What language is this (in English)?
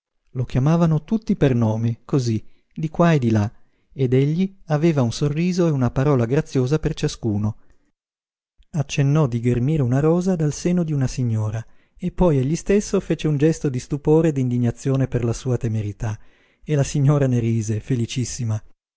Italian